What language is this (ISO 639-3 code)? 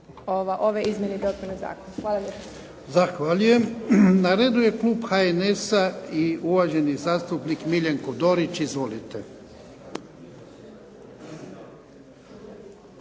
hrv